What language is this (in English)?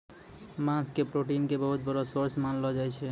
Maithili